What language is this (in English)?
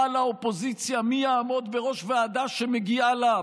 Hebrew